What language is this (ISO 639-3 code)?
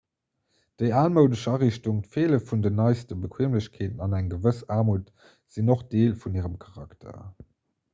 ltz